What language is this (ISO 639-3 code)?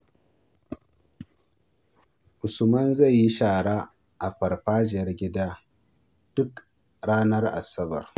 hau